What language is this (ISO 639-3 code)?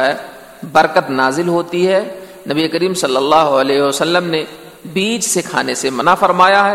urd